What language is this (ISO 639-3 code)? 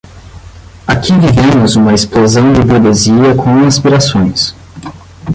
por